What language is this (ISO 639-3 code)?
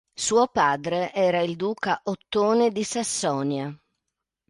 ita